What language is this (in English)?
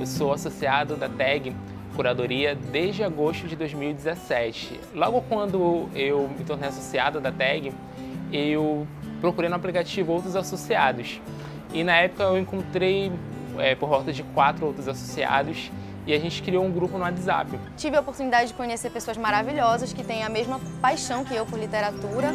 Portuguese